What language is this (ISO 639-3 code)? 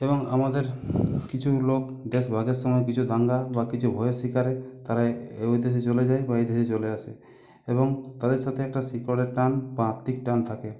ben